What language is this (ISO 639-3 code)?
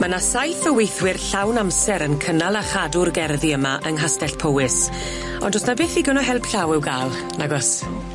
cym